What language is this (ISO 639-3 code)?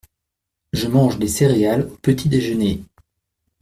fra